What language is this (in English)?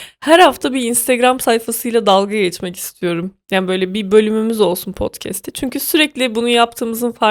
Turkish